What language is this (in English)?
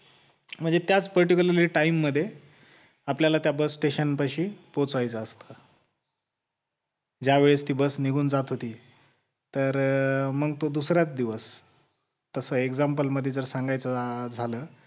Marathi